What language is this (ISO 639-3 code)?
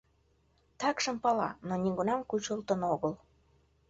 chm